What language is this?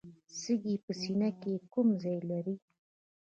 Pashto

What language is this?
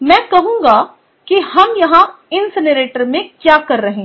Hindi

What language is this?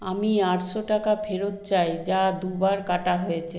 Bangla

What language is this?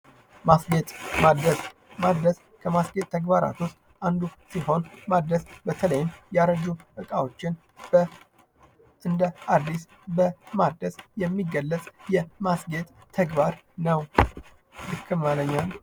Amharic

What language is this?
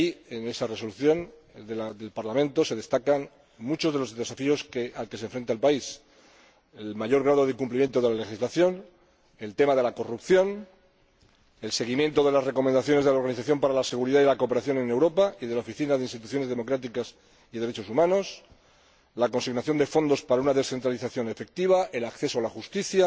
Spanish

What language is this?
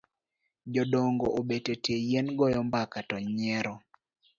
Luo (Kenya and Tanzania)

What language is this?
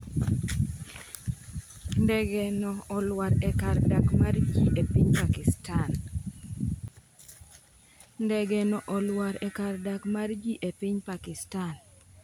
Luo (Kenya and Tanzania)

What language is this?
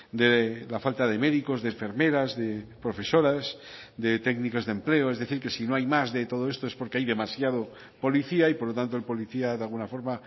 Spanish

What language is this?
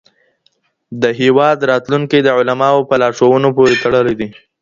Pashto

